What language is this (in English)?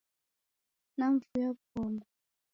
Taita